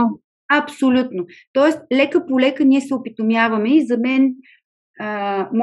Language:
Bulgarian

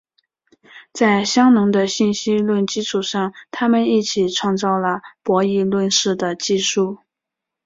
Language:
Chinese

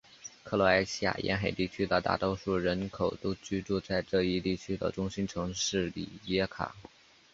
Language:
Chinese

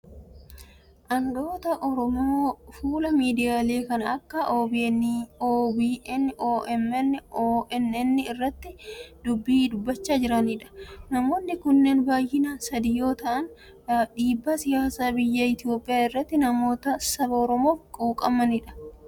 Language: Oromo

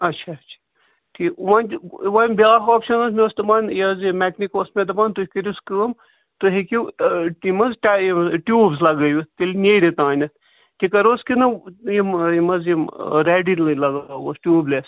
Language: Kashmiri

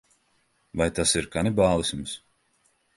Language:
Latvian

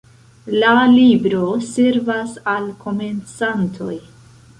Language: Esperanto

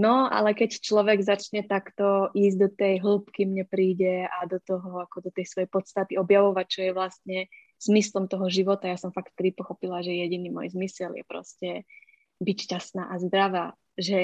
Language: Czech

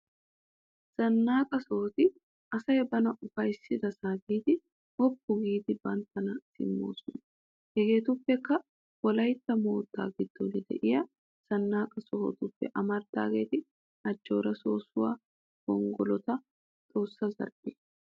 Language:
Wolaytta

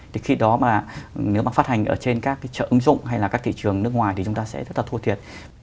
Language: Vietnamese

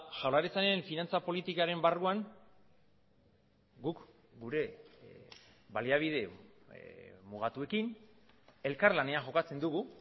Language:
Basque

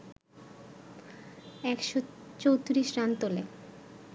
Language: Bangla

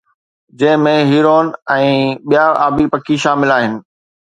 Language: Sindhi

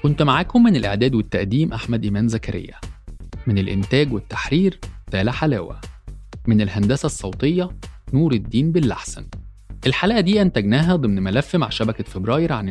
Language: Arabic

